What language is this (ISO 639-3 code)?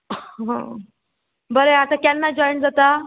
kok